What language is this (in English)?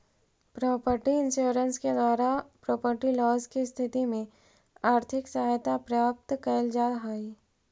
Magahi